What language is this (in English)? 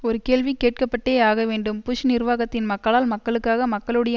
Tamil